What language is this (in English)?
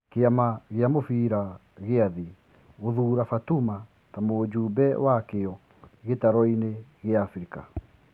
Kikuyu